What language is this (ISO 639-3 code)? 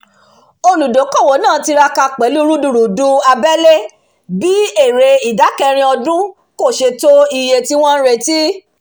yor